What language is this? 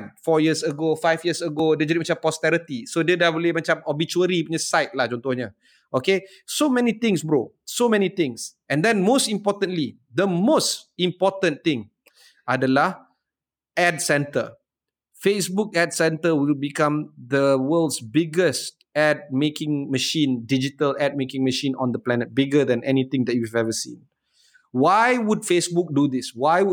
Malay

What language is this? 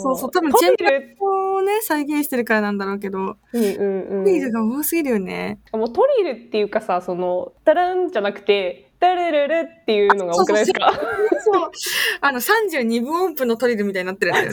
Japanese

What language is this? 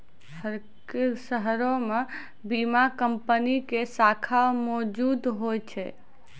Maithili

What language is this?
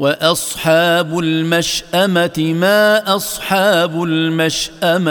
Arabic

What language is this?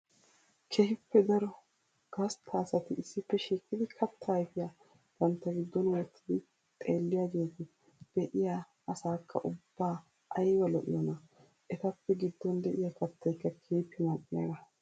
Wolaytta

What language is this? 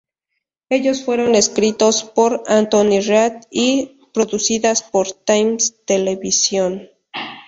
Spanish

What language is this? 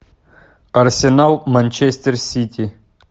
Russian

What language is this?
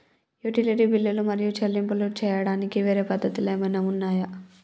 Telugu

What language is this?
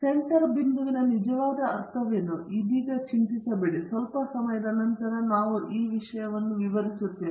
Kannada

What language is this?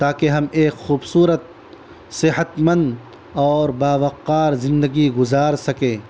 Urdu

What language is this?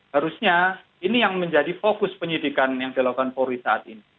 Indonesian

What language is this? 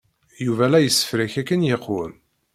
Kabyle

